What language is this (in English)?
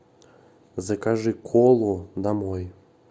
Russian